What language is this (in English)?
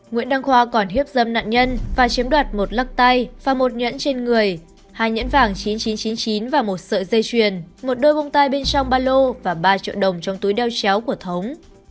Vietnamese